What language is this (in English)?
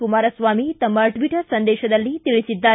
Kannada